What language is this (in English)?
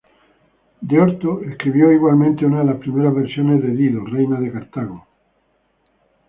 Spanish